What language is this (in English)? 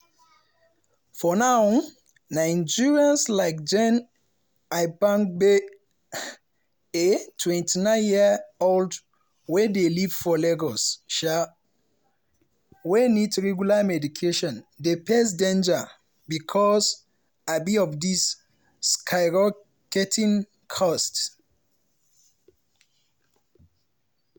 Nigerian Pidgin